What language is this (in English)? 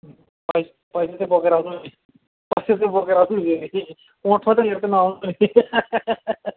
Nepali